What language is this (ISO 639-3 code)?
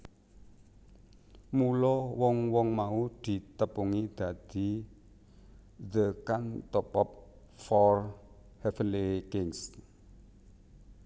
jav